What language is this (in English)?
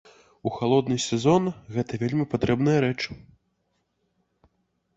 Belarusian